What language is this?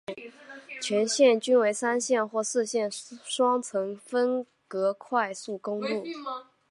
Chinese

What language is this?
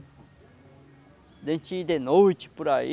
Portuguese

